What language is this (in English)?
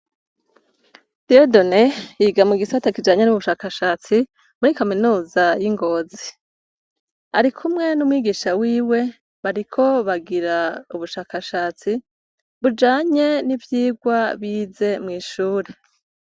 Rundi